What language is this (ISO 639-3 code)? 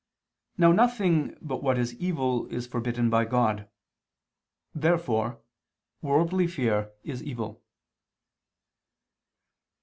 eng